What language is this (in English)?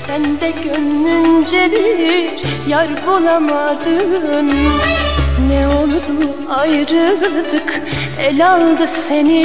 Turkish